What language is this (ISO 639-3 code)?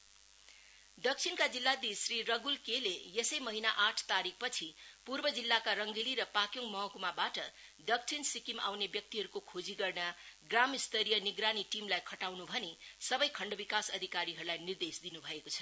nep